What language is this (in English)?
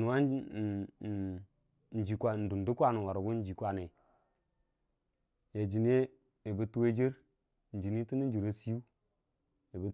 Dijim-Bwilim